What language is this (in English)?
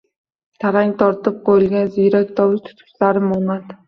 Uzbek